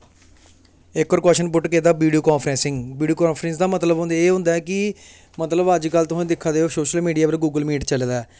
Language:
Dogri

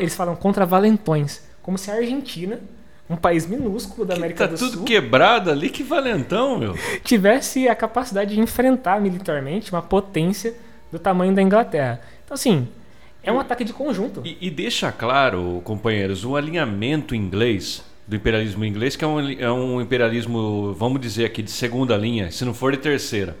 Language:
Portuguese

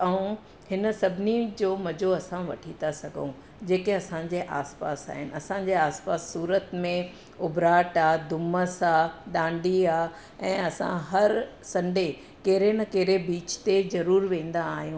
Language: Sindhi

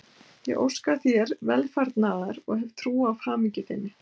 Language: Icelandic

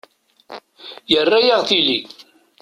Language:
Kabyle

